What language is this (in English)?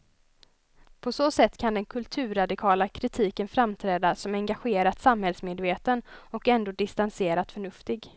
Swedish